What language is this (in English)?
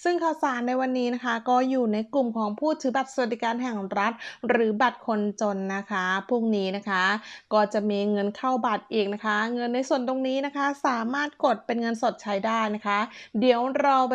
Thai